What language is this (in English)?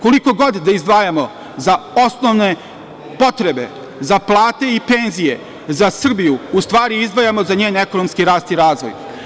Serbian